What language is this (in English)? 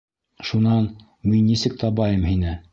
Bashkir